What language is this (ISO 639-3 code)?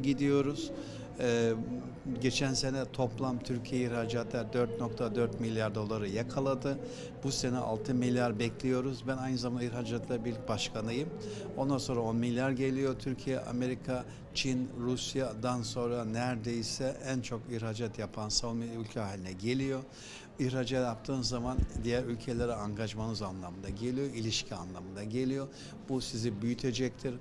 tur